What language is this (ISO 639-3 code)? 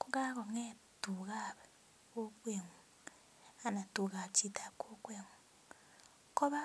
kln